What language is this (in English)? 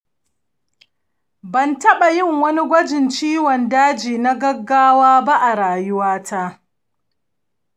Hausa